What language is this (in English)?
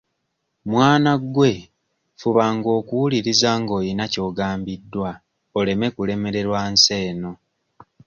Ganda